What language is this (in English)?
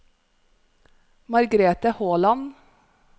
Norwegian